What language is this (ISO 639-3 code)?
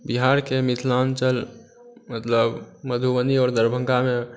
mai